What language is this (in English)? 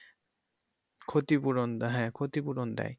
Bangla